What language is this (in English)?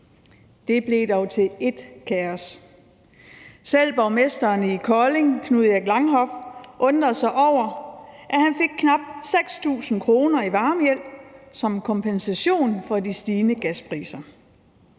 Danish